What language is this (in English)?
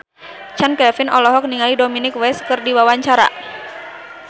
Sundanese